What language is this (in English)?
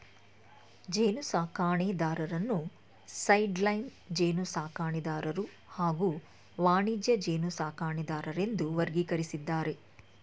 Kannada